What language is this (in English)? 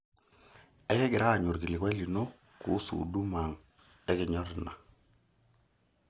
Masai